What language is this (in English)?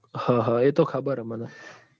Gujarati